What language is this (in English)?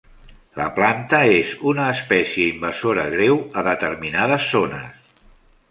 Catalan